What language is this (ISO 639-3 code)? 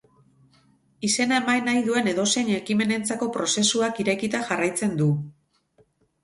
eus